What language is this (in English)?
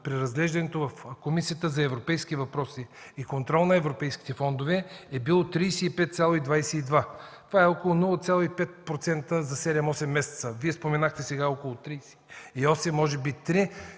Bulgarian